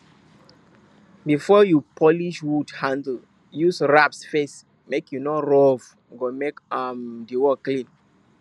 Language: Nigerian Pidgin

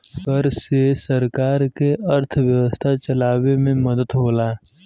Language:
Bhojpuri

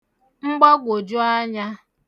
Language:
Igbo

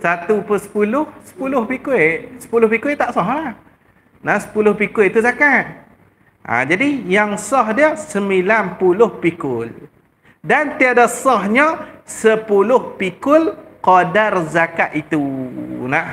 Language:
Malay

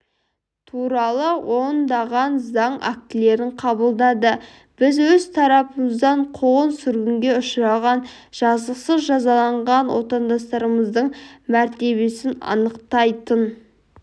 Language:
Kazakh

